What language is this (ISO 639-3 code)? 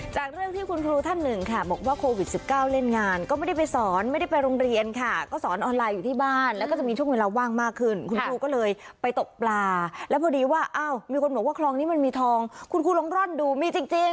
tha